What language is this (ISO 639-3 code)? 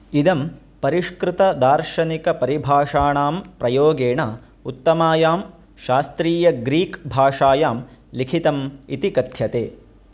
san